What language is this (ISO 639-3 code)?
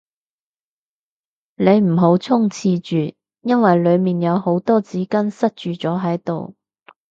yue